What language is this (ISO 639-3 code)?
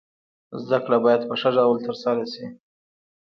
pus